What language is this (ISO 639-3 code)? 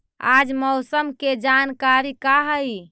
mag